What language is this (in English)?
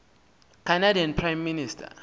Xhosa